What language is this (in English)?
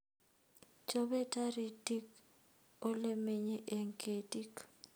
Kalenjin